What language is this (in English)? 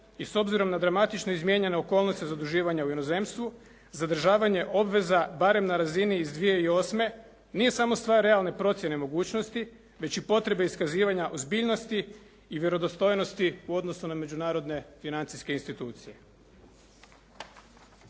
Croatian